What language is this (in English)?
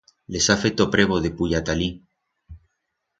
Aragonese